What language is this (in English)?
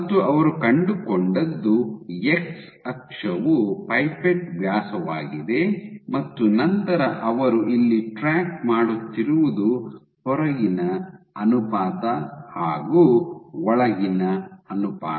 Kannada